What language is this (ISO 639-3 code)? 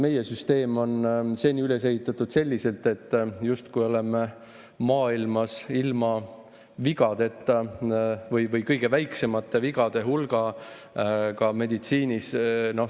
est